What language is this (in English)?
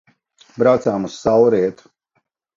Latvian